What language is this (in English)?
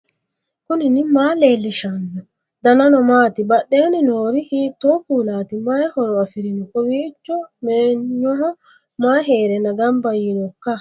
Sidamo